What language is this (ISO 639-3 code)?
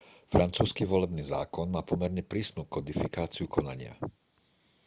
slk